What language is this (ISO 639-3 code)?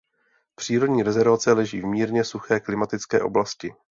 ces